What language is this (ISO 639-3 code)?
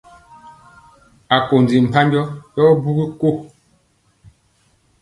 mcx